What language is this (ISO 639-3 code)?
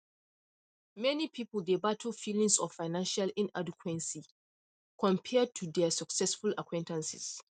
pcm